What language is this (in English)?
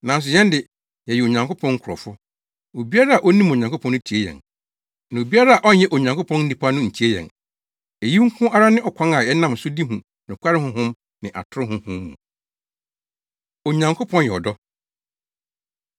Akan